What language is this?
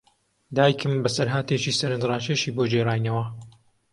Central Kurdish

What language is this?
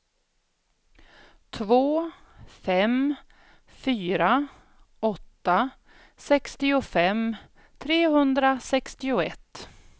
Swedish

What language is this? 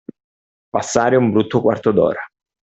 Italian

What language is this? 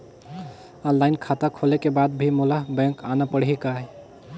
Chhattisgarhi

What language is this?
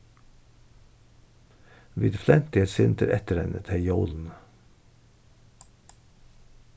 Faroese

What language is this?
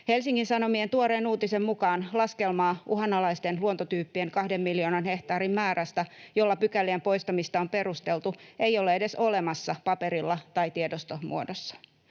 Finnish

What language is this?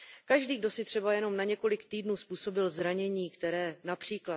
Czech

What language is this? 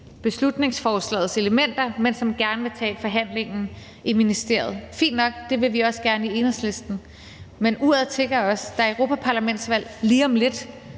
Danish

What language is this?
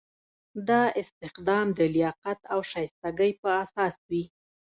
Pashto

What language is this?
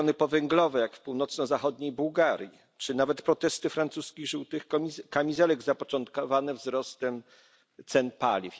Polish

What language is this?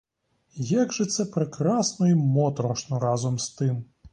Ukrainian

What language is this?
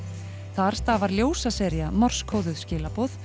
Icelandic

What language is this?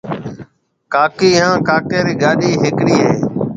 Marwari (Pakistan)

